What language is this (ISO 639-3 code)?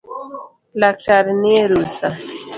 luo